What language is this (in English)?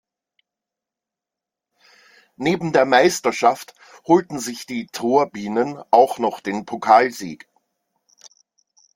German